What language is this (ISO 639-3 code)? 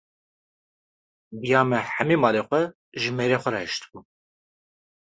kur